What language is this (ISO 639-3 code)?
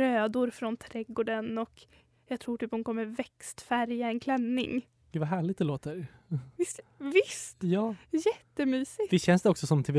swe